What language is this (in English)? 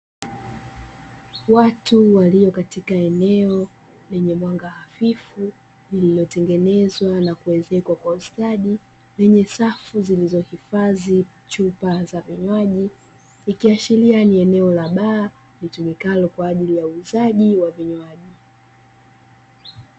Swahili